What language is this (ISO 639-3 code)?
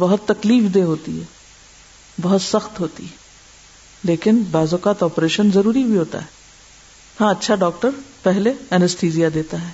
urd